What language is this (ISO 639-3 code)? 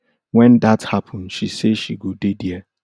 pcm